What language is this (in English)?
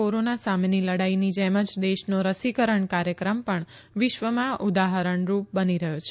Gujarati